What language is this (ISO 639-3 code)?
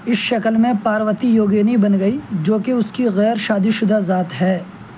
urd